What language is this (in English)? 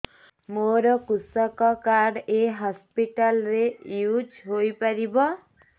Odia